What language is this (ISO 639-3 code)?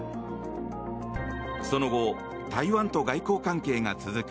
jpn